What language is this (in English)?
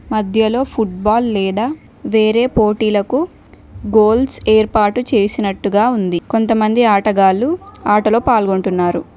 Telugu